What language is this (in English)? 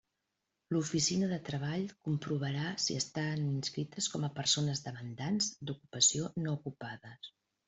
Catalan